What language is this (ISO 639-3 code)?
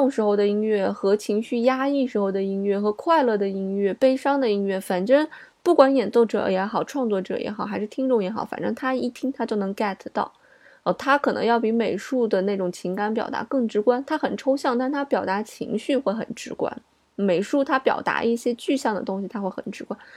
zho